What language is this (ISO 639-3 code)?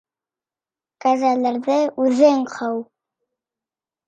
bak